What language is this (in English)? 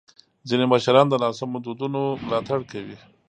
Pashto